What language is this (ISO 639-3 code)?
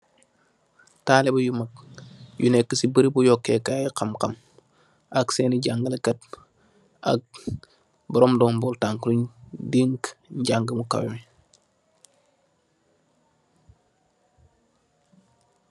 wol